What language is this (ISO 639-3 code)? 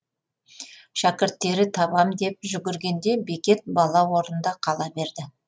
kaz